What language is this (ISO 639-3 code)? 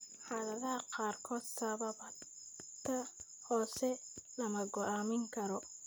som